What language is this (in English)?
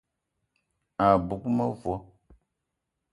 Eton (Cameroon)